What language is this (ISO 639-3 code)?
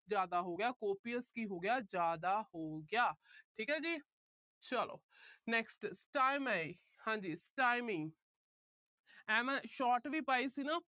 pan